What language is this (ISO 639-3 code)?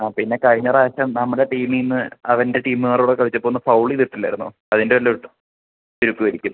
mal